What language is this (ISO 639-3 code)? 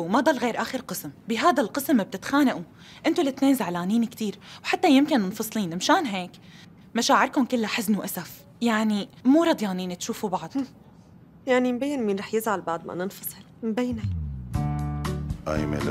ara